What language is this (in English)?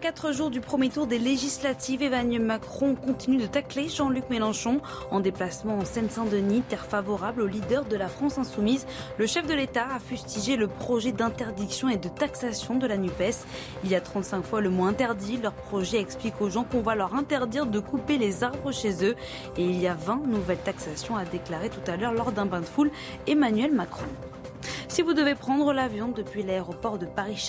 French